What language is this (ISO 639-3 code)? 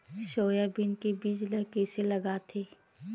hne